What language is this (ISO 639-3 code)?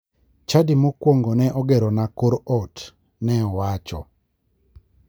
luo